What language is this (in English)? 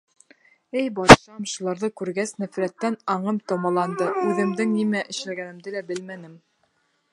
Bashkir